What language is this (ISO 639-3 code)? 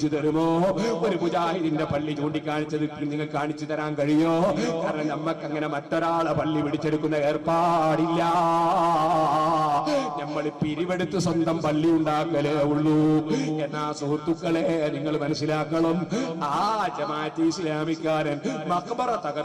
ara